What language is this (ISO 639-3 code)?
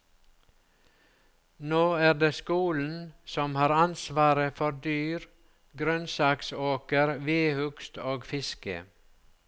nor